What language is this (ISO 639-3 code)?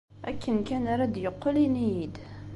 kab